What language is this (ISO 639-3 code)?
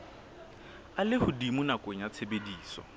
sot